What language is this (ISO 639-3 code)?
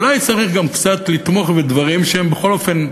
heb